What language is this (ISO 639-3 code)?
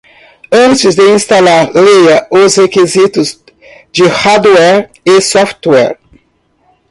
por